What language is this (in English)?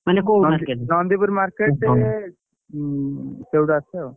Odia